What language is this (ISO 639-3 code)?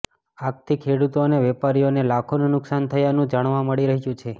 guj